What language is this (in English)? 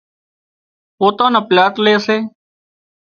Wadiyara Koli